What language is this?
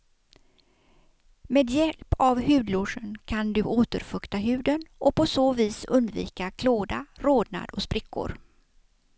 Swedish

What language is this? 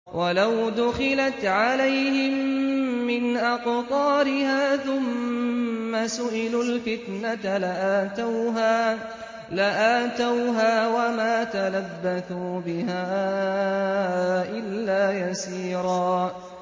Arabic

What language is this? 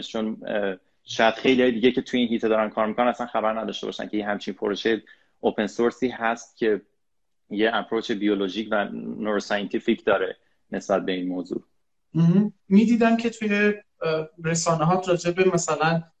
Persian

